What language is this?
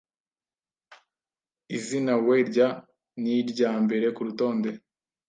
Kinyarwanda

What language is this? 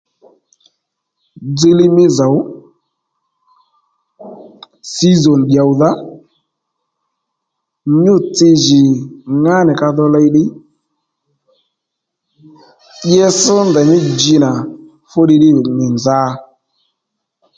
Lendu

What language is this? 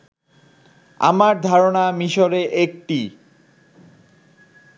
Bangla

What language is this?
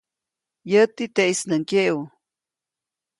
Copainalá Zoque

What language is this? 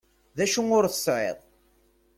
Kabyle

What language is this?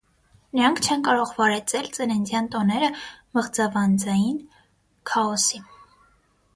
Armenian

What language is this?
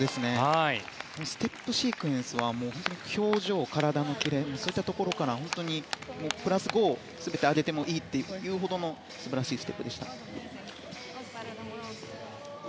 Japanese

